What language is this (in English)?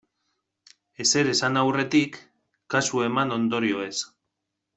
Basque